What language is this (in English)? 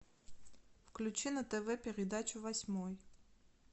Russian